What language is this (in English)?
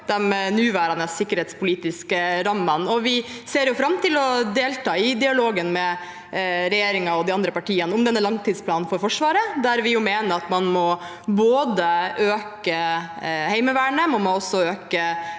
Norwegian